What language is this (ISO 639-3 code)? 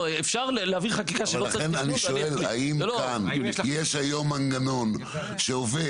heb